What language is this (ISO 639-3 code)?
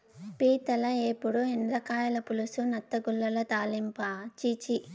tel